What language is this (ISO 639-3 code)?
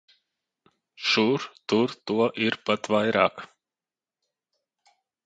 lav